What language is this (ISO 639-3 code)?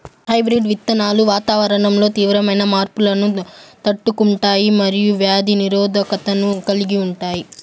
tel